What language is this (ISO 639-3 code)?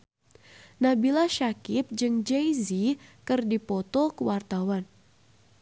sun